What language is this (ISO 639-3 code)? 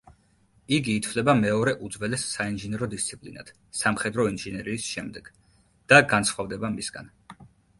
kat